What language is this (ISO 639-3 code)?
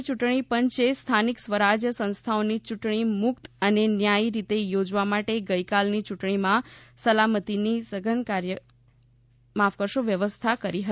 guj